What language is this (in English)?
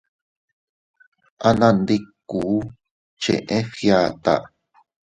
Teutila Cuicatec